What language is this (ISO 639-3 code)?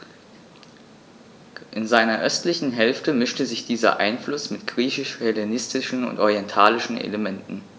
deu